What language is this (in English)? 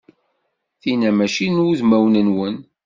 Kabyle